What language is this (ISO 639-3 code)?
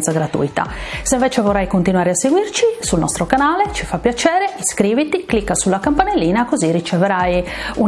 ita